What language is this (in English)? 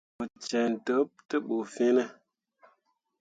Mundang